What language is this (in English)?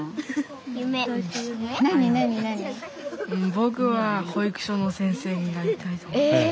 Japanese